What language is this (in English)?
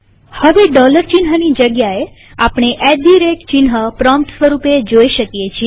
Gujarati